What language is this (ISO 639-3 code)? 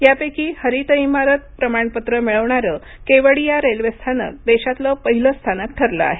mar